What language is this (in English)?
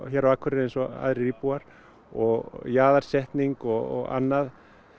Icelandic